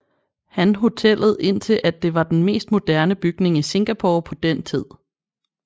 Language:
Danish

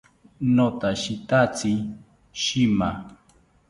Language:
South Ucayali Ashéninka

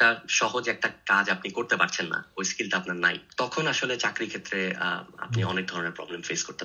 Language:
Bangla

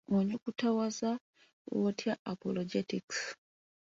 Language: Ganda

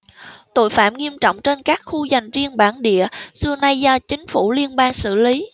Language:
Vietnamese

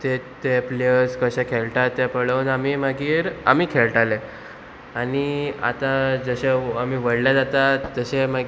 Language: Konkani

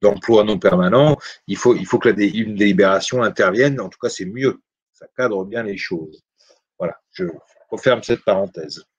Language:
French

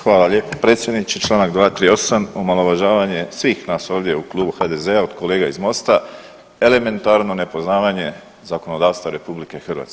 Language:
Croatian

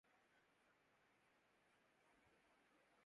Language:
Urdu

